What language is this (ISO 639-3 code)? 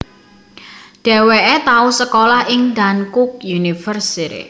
jav